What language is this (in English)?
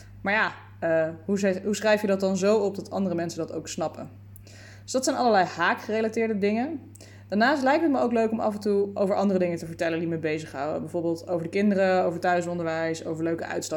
Dutch